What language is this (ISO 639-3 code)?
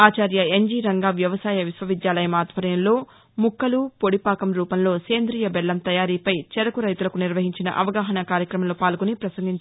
tel